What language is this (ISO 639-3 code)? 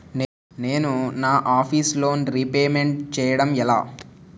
tel